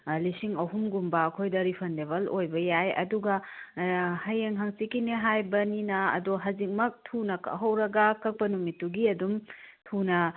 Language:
Manipuri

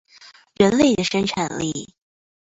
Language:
Chinese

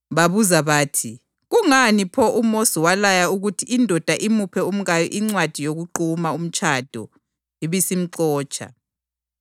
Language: North Ndebele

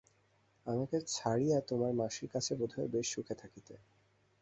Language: Bangla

